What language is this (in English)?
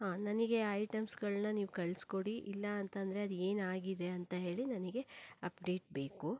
Kannada